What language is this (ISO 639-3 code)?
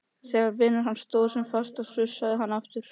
isl